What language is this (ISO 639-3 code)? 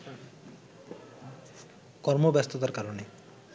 ben